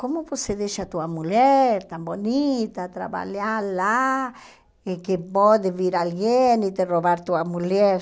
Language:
Portuguese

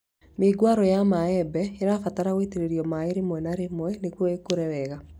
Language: Kikuyu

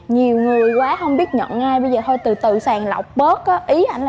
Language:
Vietnamese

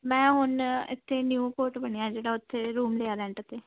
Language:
Punjabi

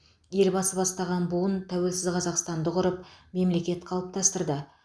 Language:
Kazakh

